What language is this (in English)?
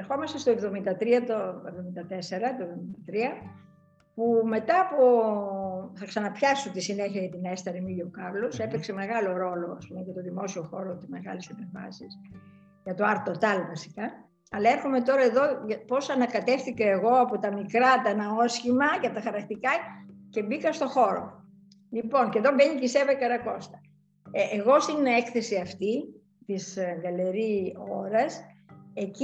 Greek